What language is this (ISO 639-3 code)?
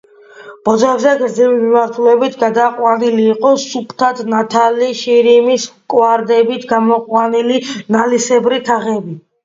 kat